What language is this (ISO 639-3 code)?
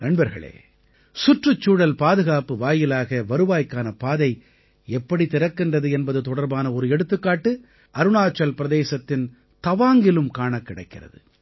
tam